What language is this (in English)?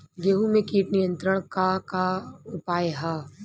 Bhojpuri